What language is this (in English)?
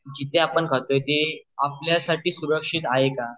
Marathi